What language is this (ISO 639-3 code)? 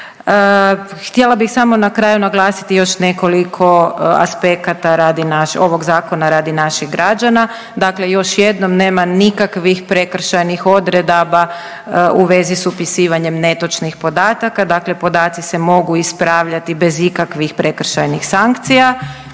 hrv